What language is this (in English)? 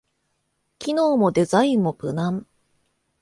Japanese